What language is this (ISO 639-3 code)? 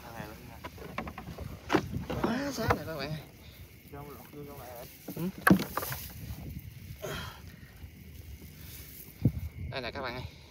vie